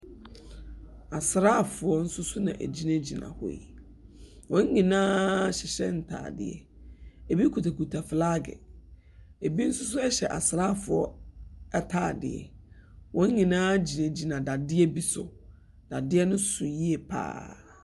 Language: Akan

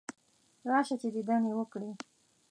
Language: Pashto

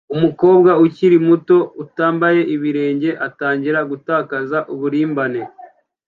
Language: Kinyarwanda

